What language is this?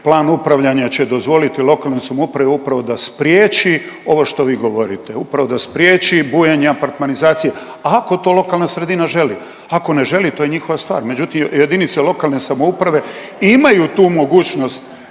Croatian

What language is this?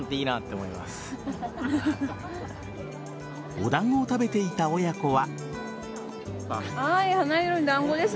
Japanese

